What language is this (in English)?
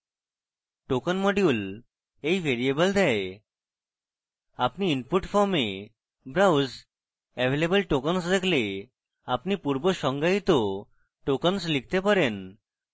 Bangla